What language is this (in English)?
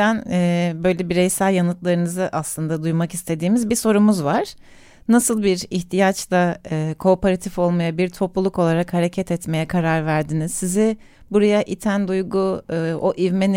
Turkish